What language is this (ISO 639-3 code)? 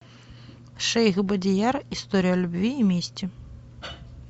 rus